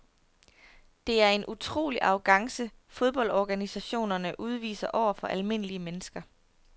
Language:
Danish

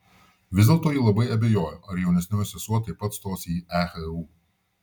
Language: Lithuanian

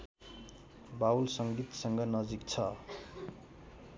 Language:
Nepali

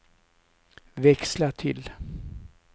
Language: Swedish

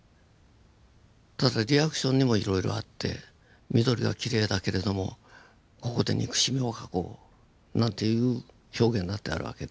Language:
Japanese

